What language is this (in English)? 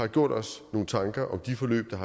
Danish